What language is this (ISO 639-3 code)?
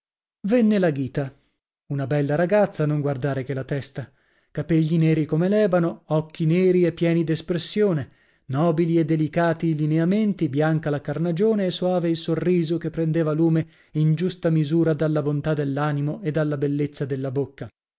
ita